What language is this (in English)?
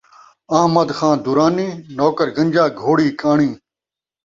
Saraiki